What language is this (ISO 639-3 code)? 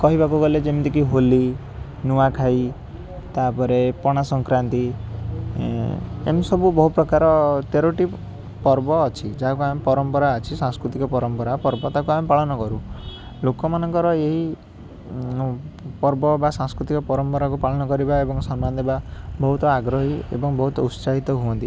ori